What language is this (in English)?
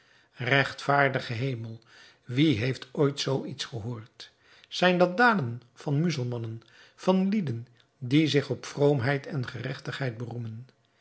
Dutch